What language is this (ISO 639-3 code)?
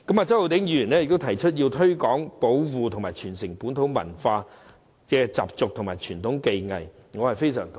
yue